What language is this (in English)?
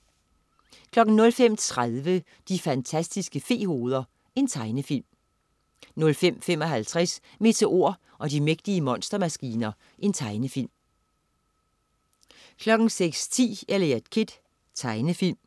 Danish